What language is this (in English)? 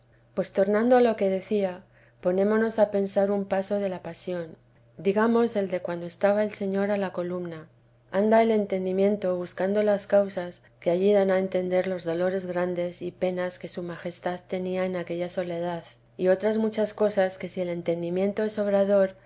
Spanish